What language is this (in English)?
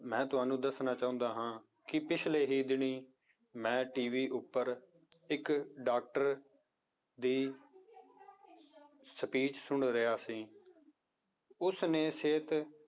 Punjabi